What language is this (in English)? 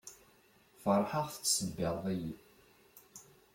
Kabyle